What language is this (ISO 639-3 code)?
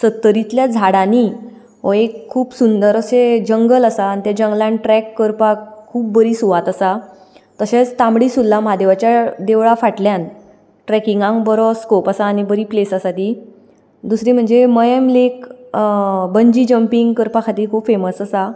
kok